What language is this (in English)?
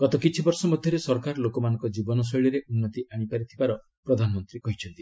Odia